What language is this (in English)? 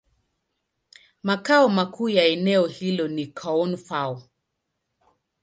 Swahili